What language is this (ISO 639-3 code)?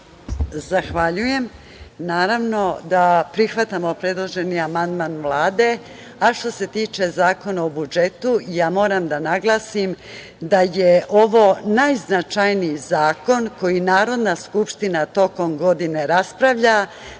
srp